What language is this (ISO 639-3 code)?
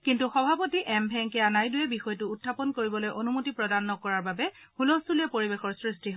asm